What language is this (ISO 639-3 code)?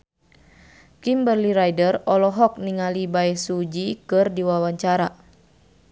sun